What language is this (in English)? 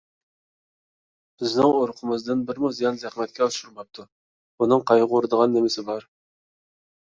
Uyghur